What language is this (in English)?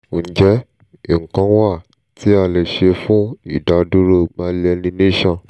Yoruba